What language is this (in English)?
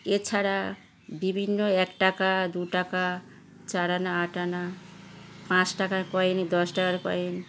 Bangla